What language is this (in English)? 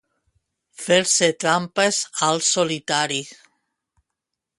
Catalan